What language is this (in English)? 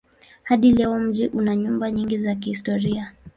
Swahili